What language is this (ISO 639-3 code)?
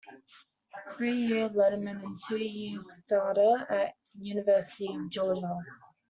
eng